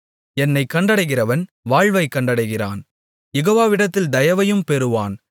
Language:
Tamil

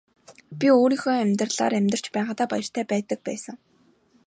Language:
Mongolian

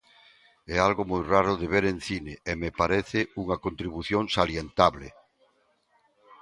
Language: Galician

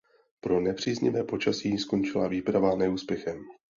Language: Czech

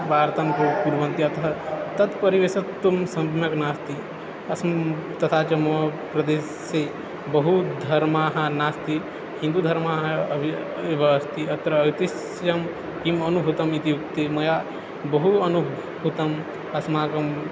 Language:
Sanskrit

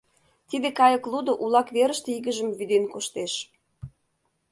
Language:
Mari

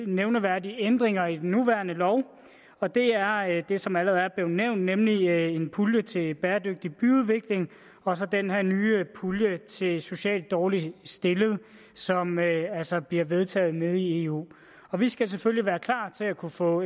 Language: Danish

